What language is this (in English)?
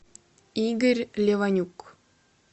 Russian